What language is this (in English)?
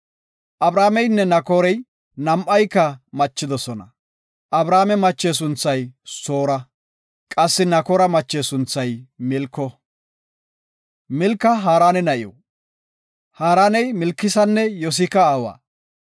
Gofa